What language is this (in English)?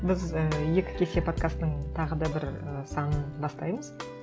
Kazakh